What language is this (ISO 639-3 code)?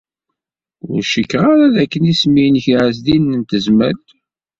kab